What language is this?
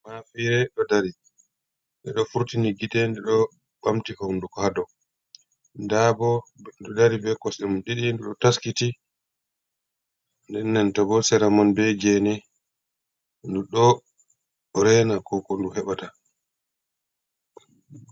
Fula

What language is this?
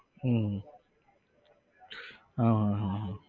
Gujarati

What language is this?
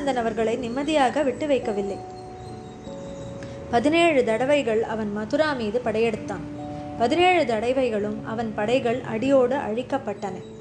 Tamil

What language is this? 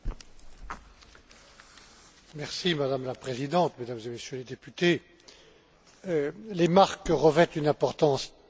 French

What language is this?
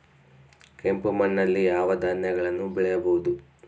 Kannada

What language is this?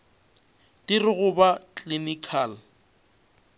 Northern Sotho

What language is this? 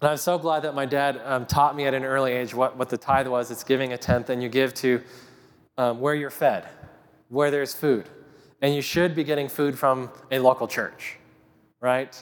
English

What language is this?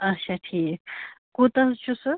Kashmiri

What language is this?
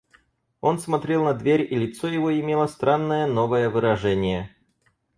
Russian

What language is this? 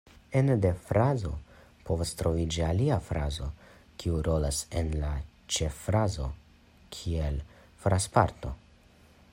Esperanto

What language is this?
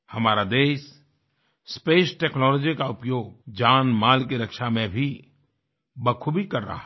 Hindi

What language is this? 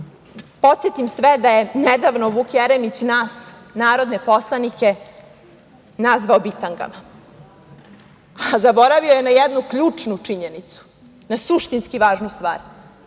Serbian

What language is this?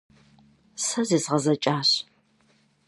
Kabardian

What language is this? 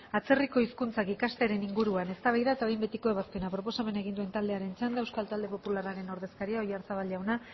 Basque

